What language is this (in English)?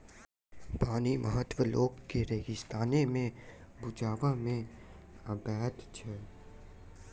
Maithili